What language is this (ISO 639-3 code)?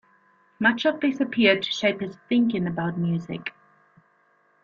eng